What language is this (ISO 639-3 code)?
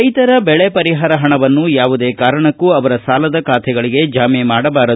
kan